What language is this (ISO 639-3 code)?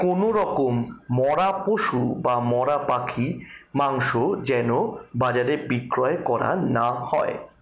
ben